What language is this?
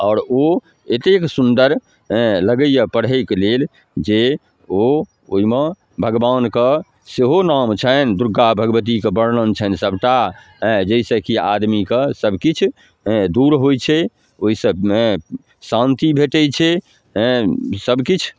Maithili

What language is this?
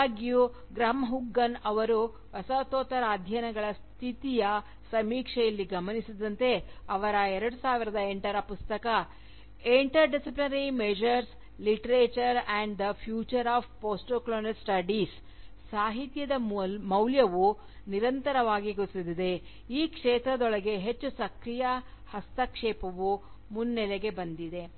Kannada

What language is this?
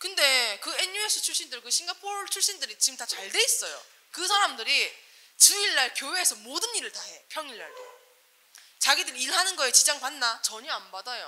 Korean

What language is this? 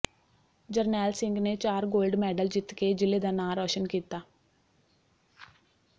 Punjabi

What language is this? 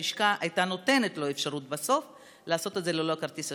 Hebrew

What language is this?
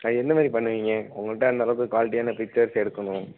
Tamil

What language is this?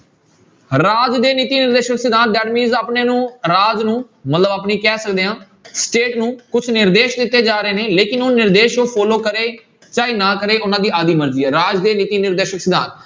Punjabi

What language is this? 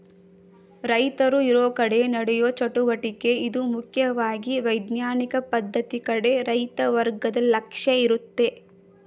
Kannada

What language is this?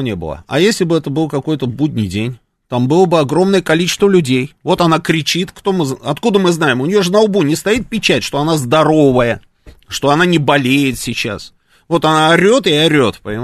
Russian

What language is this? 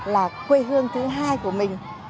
Vietnamese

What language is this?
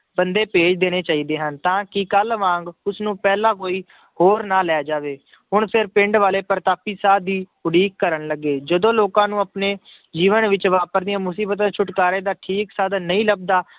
Punjabi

